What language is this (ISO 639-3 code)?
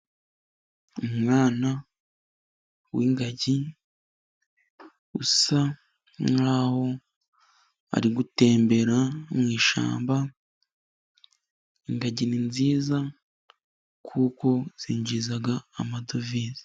kin